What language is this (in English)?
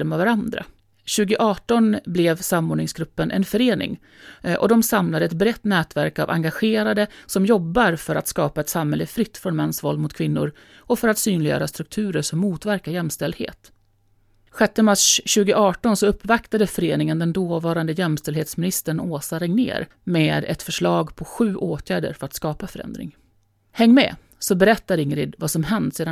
Swedish